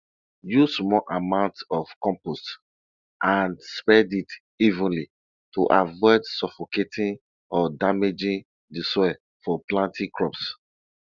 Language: Nigerian Pidgin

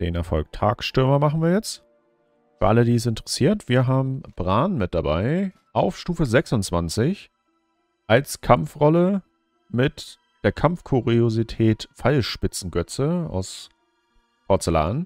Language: German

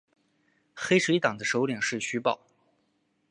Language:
Chinese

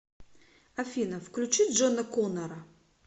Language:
Russian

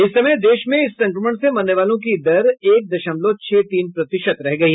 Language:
Hindi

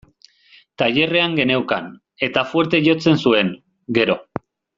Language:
Basque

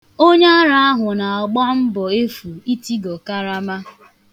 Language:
Igbo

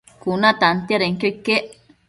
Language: Matsés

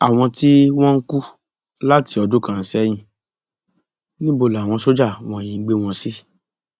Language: Yoruba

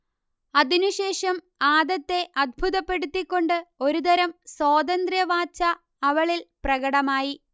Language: Malayalam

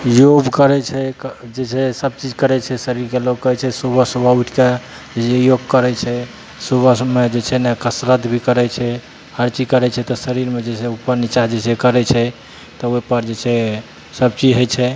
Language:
Maithili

